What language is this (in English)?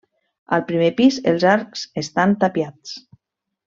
Catalan